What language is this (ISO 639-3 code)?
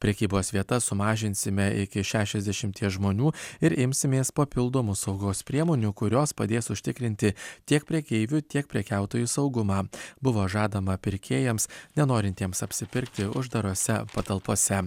lit